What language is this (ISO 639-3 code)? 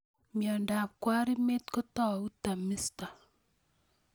kln